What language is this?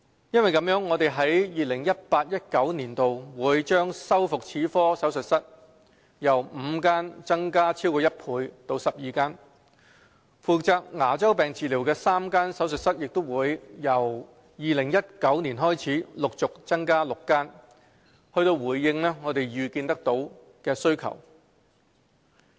Cantonese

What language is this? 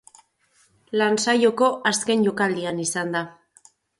Basque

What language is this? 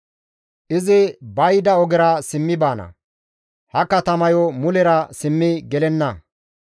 Gamo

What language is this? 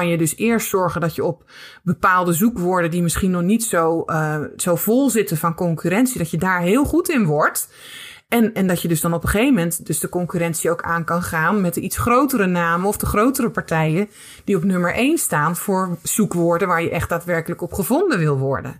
Dutch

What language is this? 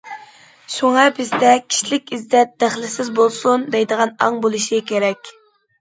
Uyghur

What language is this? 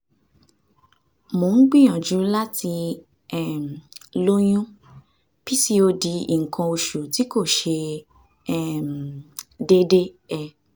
Yoruba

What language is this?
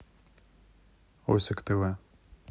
Russian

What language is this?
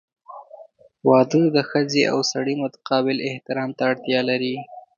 Pashto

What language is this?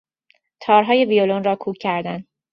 Persian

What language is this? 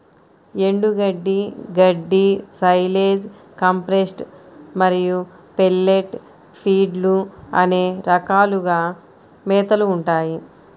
Telugu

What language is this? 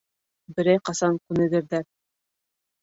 Bashkir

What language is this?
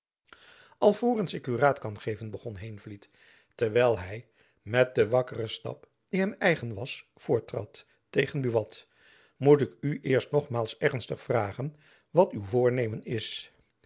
Dutch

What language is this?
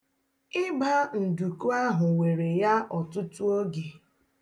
Igbo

